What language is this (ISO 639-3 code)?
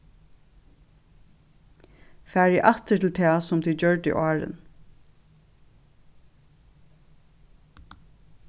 fao